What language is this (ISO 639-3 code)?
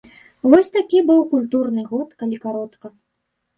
bel